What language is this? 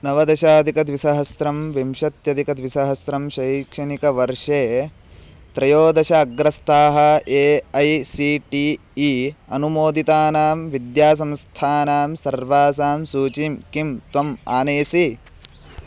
Sanskrit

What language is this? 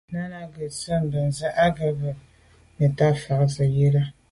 Medumba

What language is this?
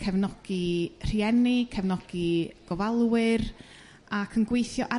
Welsh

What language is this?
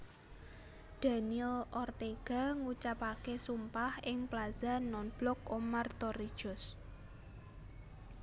Javanese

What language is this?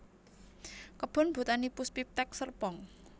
Javanese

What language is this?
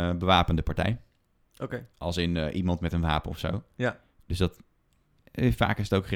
Dutch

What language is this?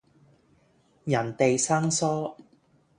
Cantonese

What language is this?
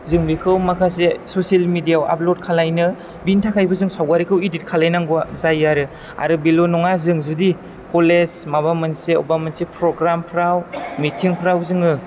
Bodo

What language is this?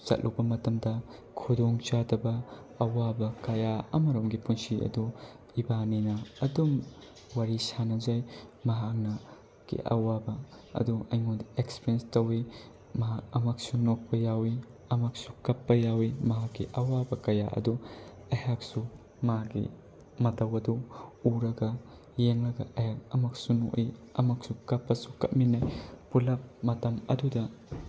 Manipuri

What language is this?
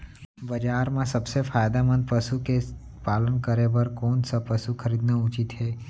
Chhattisgarhi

